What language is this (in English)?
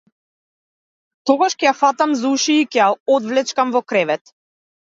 Macedonian